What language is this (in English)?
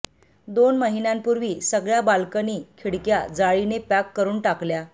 Marathi